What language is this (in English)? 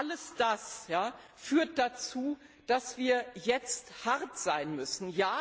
German